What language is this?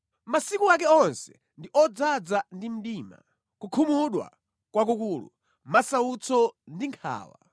Nyanja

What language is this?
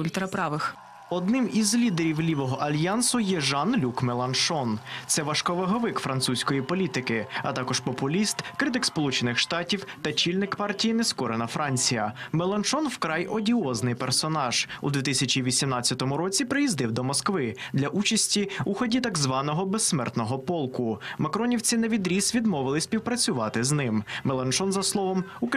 Ukrainian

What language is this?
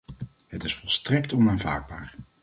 Dutch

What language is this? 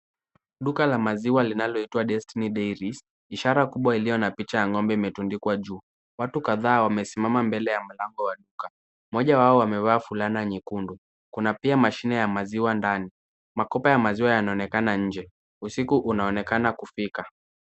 Swahili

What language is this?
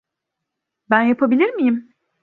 Turkish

